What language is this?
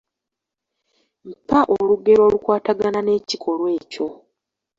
Ganda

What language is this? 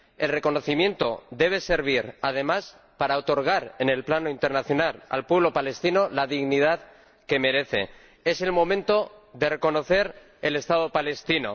Spanish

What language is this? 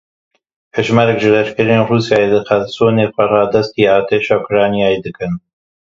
Kurdish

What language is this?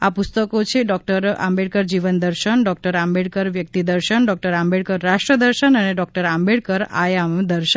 Gujarati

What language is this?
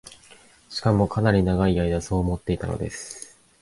Japanese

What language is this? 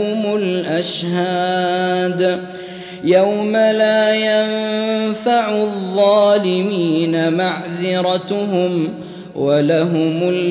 Arabic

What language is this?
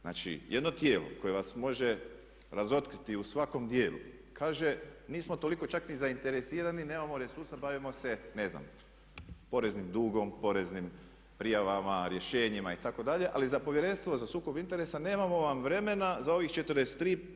Croatian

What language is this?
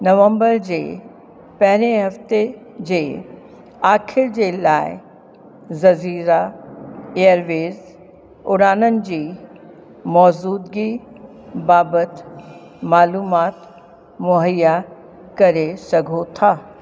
Sindhi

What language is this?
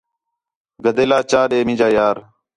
Khetrani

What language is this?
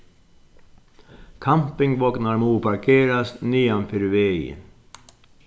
Faroese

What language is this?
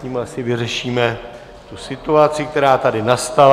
Czech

